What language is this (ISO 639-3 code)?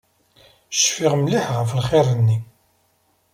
kab